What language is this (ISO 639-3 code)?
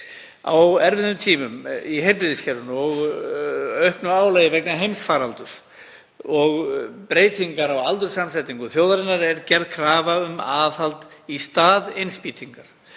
isl